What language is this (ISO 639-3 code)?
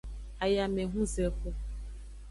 ajg